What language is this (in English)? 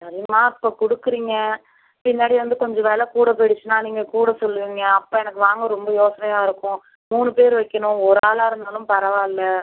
Tamil